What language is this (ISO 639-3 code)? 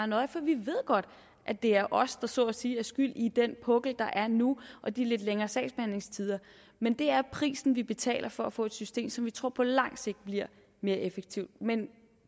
dan